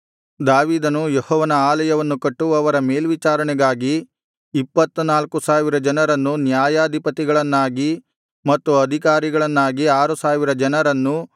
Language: Kannada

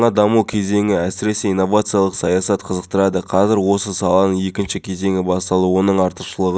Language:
Kazakh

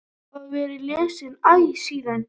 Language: Icelandic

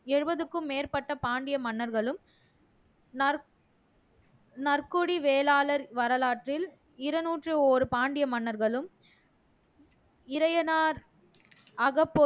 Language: Tamil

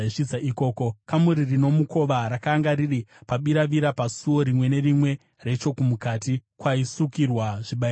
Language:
Shona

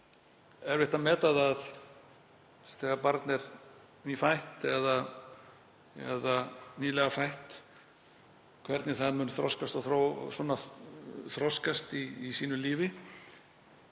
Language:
Icelandic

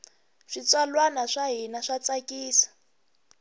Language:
Tsonga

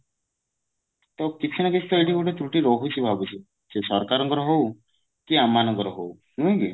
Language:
Odia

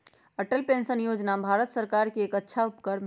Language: Magahi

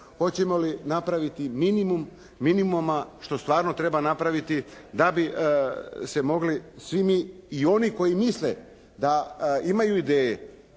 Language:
Croatian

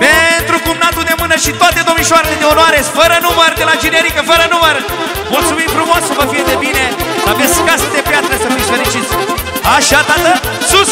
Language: Romanian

